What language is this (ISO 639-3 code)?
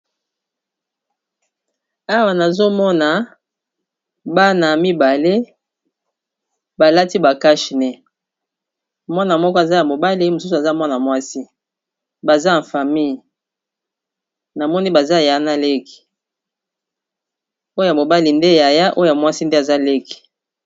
lin